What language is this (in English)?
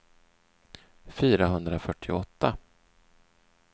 Swedish